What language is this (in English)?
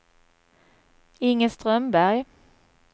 Swedish